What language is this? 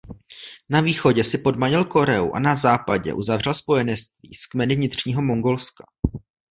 Czech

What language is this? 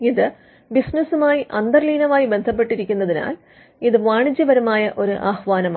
Malayalam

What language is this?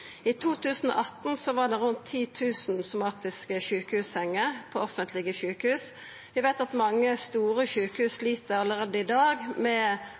Norwegian Nynorsk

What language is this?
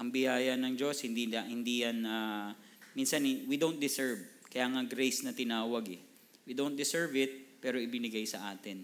Filipino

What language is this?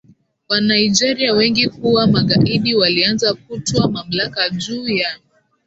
Swahili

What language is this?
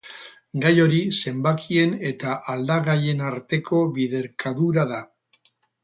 Basque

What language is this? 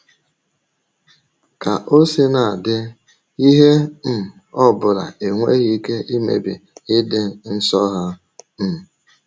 Igbo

